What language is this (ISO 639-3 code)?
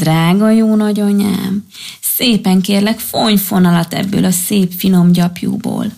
hun